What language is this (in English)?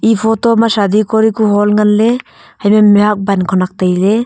Wancho Naga